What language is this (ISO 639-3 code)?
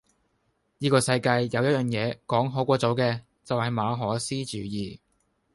yue